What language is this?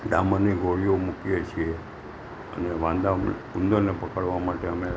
Gujarati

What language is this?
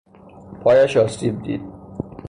Persian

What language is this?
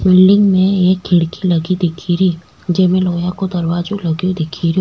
Rajasthani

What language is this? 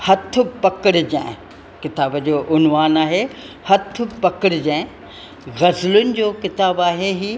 Sindhi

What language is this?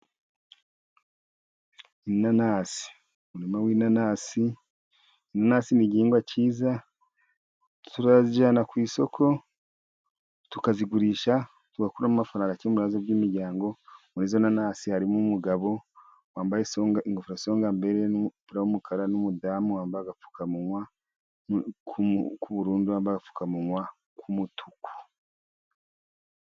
Kinyarwanda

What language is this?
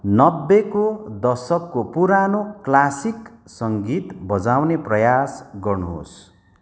Nepali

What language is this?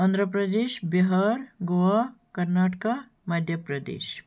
Kashmiri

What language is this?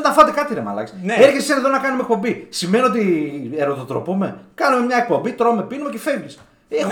Greek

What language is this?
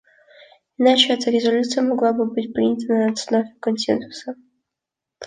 Russian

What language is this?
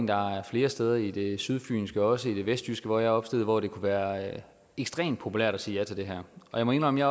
Danish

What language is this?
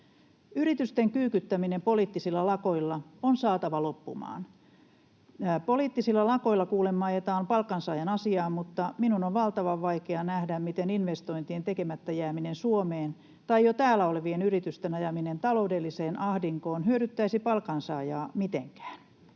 Finnish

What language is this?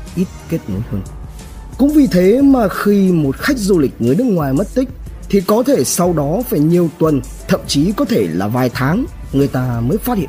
Vietnamese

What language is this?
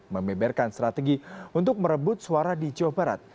Indonesian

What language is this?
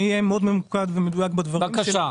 Hebrew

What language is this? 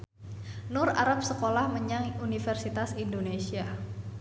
Javanese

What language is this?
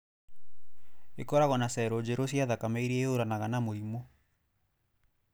Kikuyu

